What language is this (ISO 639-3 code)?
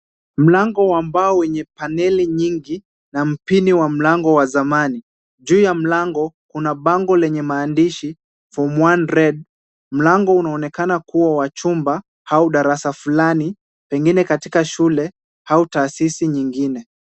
swa